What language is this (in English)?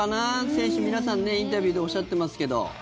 Japanese